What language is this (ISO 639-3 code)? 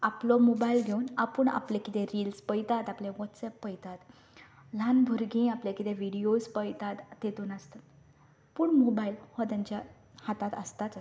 kok